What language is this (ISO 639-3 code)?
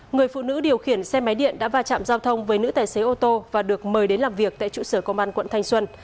vie